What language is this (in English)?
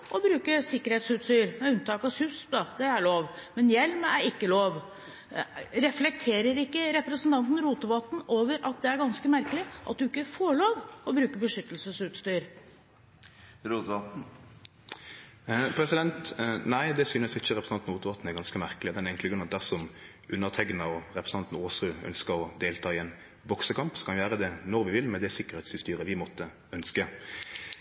Norwegian